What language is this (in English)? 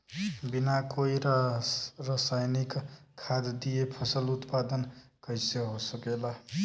Bhojpuri